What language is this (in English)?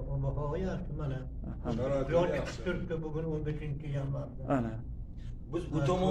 Turkish